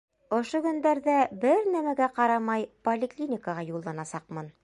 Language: Bashkir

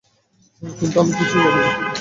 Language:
Bangla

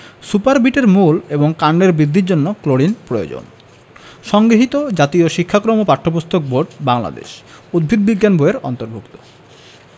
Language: Bangla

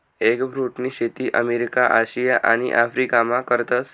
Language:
Marathi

